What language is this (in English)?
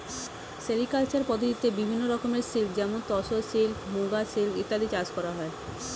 Bangla